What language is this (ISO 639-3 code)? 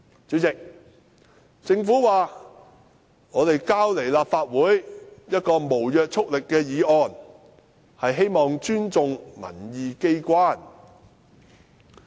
yue